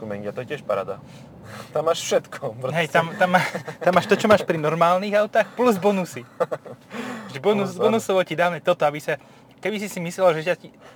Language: Slovak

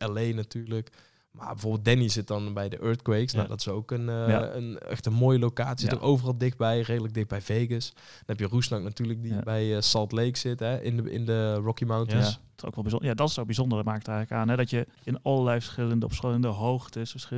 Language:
Dutch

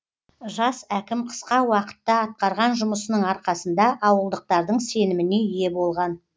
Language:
Kazakh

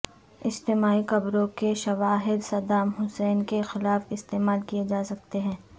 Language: Urdu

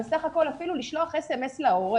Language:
Hebrew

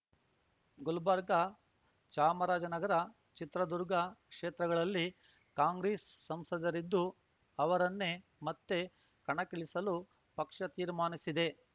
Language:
Kannada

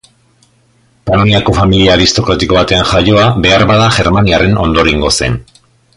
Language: Basque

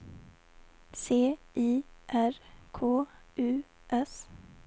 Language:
Swedish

